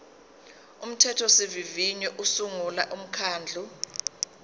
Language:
Zulu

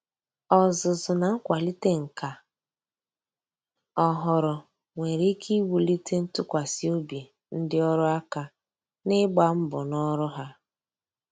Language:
Igbo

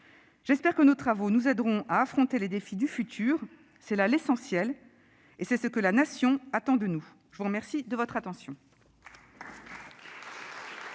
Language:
French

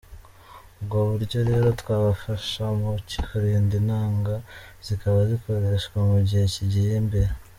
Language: Kinyarwanda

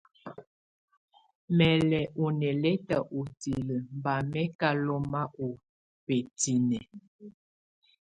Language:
Tunen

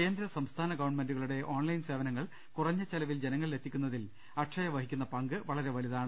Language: Malayalam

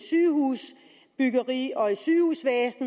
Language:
Danish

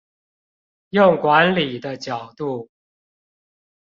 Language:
Chinese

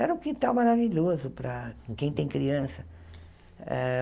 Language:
Portuguese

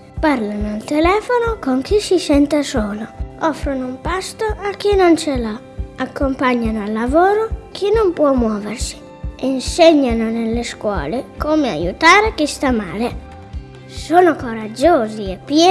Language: Italian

